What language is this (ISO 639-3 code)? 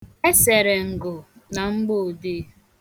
ibo